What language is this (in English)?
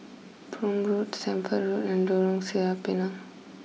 English